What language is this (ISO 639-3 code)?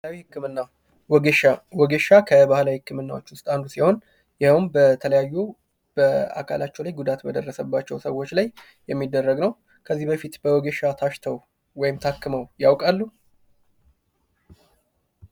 amh